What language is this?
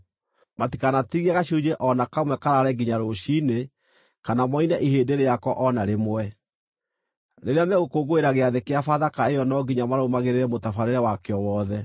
Kikuyu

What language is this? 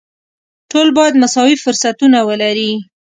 Pashto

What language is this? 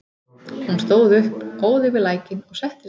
Icelandic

